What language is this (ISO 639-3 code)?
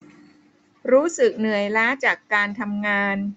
tha